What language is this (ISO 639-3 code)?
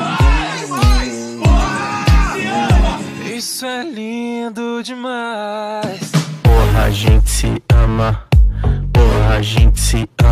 ron